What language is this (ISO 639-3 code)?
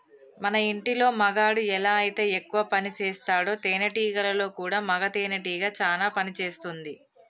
tel